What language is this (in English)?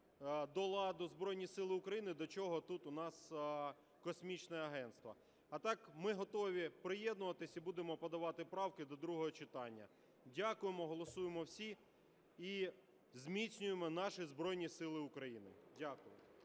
Ukrainian